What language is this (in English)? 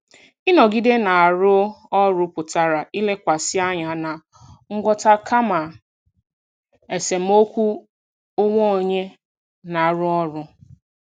Igbo